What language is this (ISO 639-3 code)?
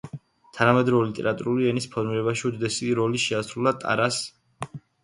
kat